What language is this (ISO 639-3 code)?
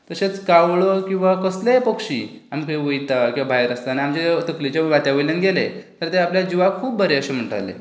kok